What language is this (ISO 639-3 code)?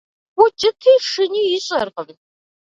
kbd